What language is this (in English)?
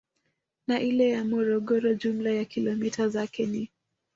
Swahili